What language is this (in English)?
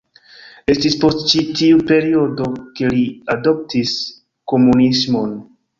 Esperanto